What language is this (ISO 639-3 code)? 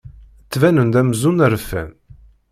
kab